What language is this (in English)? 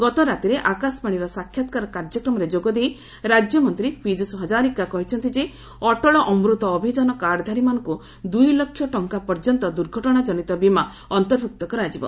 Odia